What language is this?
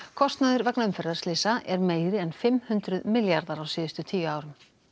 Icelandic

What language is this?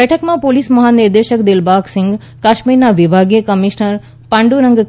Gujarati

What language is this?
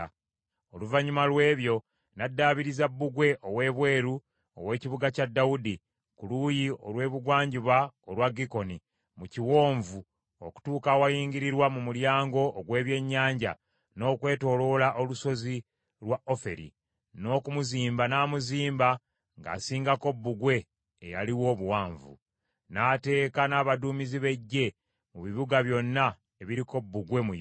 Ganda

